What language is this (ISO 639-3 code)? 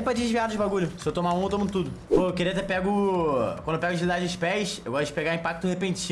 por